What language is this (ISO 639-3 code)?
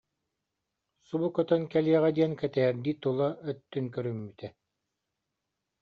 sah